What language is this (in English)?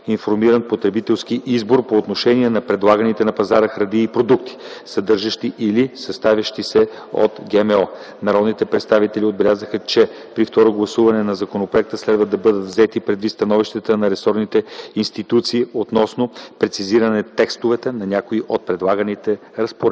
Bulgarian